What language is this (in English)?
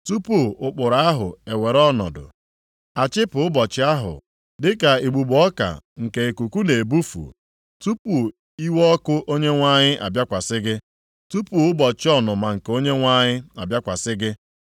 Igbo